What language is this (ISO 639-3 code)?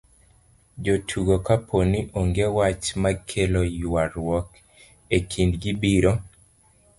luo